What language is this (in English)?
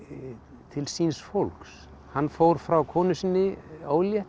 Icelandic